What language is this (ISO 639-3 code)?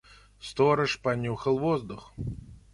rus